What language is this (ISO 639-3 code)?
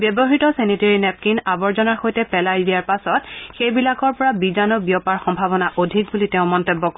asm